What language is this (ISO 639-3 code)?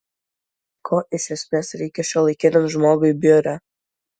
lit